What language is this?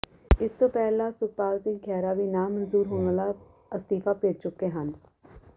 Punjabi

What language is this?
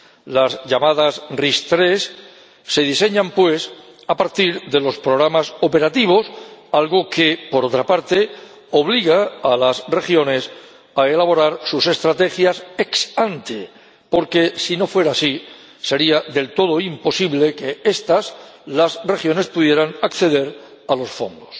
Spanish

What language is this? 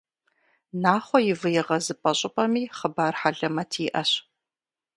Kabardian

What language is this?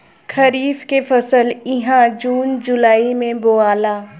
Bhojpuri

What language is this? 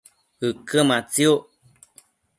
Matsés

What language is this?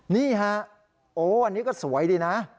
Thai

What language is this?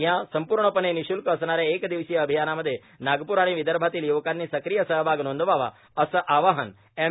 Marathi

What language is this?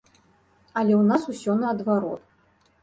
Belarusian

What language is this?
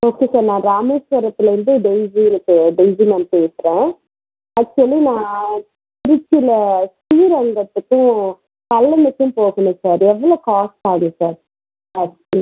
Tamil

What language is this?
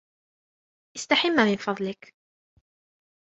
Arabic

